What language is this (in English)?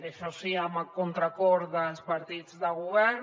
Catalan